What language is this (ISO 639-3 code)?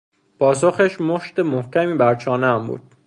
fas